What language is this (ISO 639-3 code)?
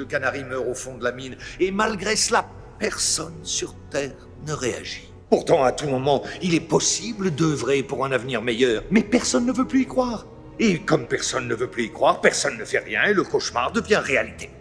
fra